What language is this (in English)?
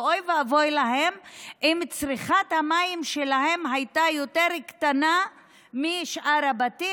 Hebrew